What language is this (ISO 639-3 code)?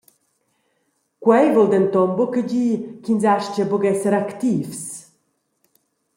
roh